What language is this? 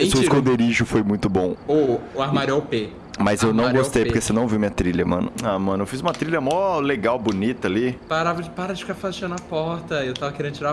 Portuguese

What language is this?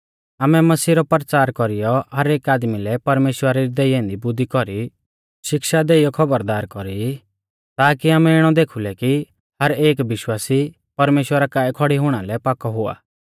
Mahasu Pahari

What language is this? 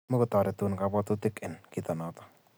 Kalenjin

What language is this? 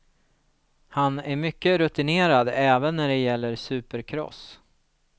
Swedish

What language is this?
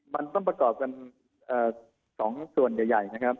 Thai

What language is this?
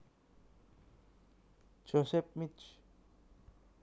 Javanese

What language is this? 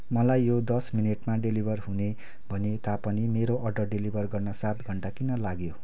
Nepali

